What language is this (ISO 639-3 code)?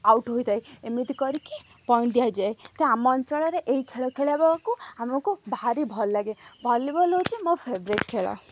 ori